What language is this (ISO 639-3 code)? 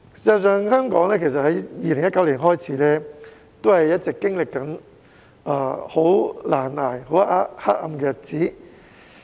yue